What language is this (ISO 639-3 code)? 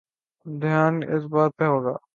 urd